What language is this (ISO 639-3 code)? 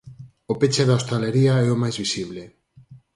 glg